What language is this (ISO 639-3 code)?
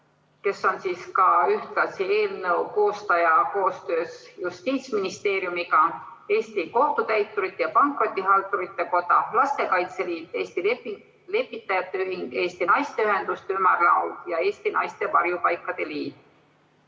est